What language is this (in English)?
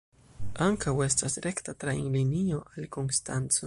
Esperanto